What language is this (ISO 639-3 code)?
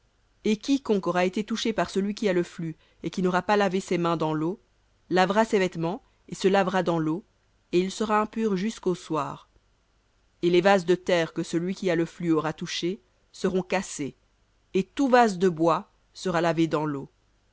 fra